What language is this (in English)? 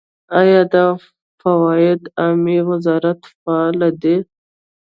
Pashto